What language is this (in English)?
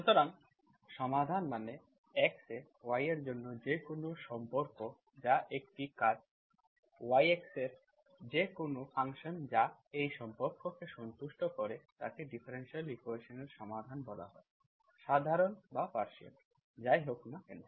Bangla